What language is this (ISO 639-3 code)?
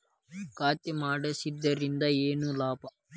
kan